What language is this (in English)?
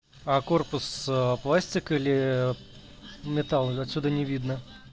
Russian